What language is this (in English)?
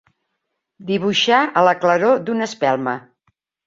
Catalan